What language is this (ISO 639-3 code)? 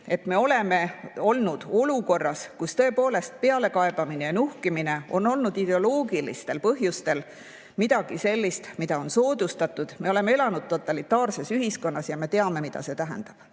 est